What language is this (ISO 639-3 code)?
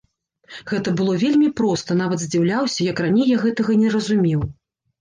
bel